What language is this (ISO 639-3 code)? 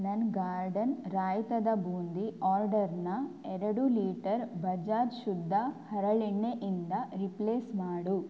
kan